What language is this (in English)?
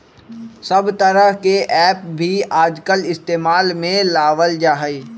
Magahi